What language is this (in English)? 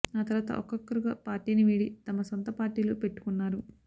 Telugu